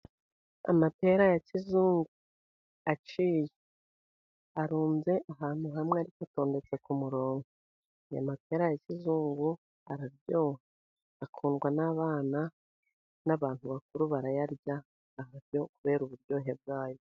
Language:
Kinyarwanda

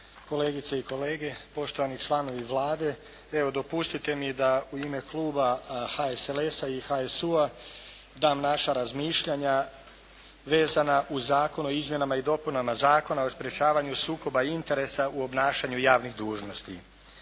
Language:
Croatian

